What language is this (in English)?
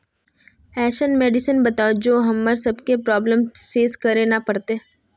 Magahi